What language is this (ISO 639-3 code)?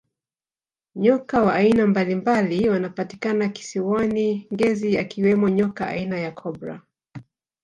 swa